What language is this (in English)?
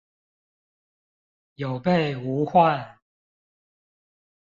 Chinese